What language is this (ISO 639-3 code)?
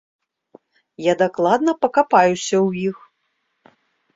bel